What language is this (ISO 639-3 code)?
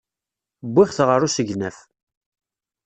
kab